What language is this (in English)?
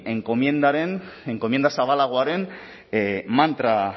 Basque